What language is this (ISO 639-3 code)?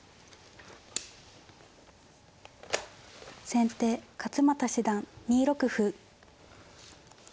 jpn